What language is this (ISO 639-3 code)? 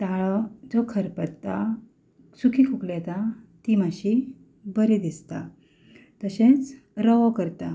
kok